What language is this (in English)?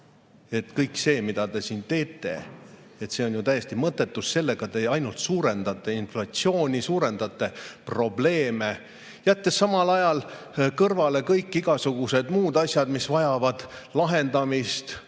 Estonian